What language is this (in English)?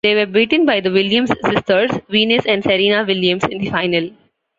English